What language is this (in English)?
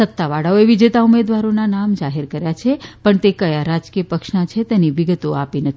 Gujarati